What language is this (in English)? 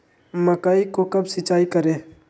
Magahi